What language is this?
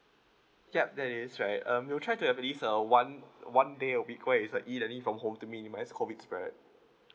English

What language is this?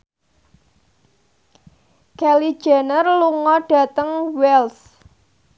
Javanese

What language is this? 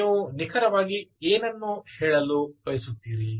Kannada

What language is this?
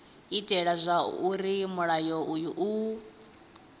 Venda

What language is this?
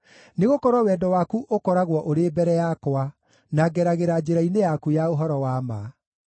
Kikuyu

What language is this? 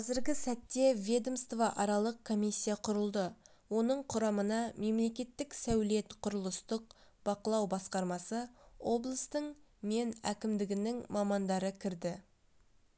Kazakh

